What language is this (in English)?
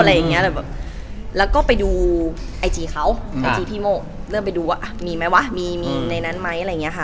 Thai